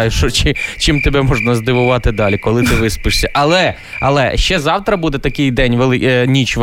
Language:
Ukrainian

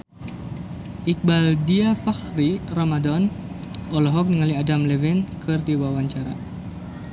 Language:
Sundanese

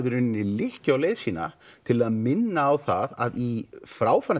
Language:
Icelandic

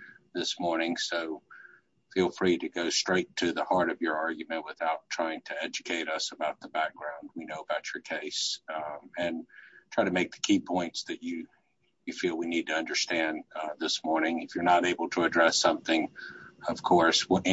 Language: English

